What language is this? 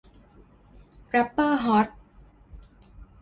Thai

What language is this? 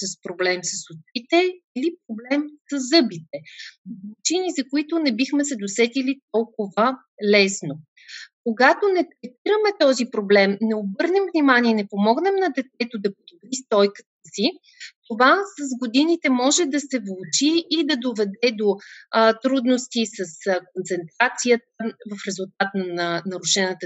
Bulgarian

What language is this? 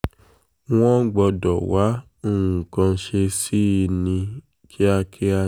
Yoruba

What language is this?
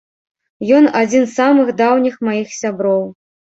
Belarusian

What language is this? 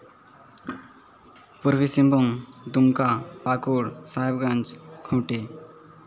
Santali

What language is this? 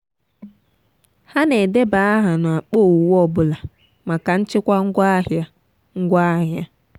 Igbo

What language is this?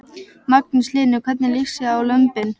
Icelandic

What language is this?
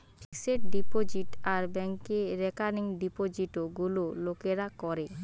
Bangla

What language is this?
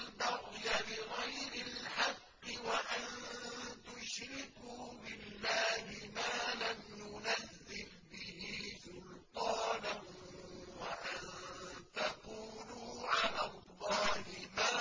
Arabic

